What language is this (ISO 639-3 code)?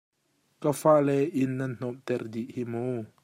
cnh